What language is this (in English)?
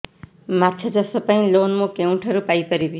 Odia